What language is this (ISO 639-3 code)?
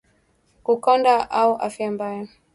swa